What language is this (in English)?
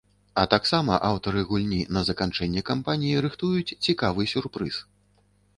Belarusian